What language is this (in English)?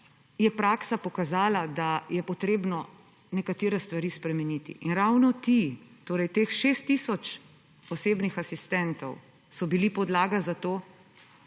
Slovenian